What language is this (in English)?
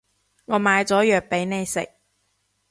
Cantonese